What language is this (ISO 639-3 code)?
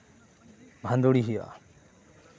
sat